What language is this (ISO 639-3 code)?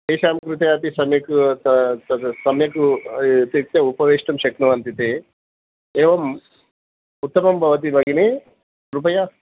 san